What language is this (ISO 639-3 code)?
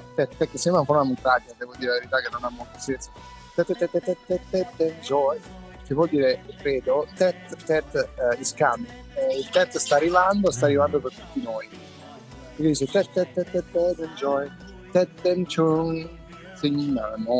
ita